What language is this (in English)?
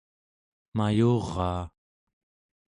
Central Yupik